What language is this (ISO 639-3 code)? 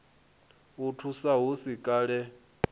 ven